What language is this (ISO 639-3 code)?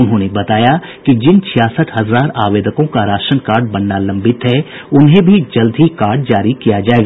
hin